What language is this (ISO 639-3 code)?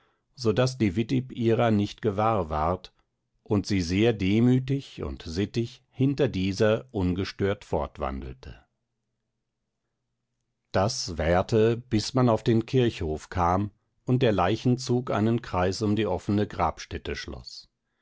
deu